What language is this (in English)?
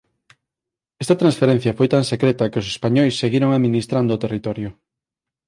Galician